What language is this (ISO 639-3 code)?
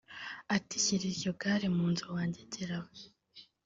kin